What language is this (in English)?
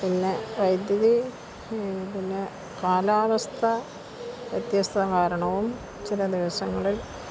Malayalam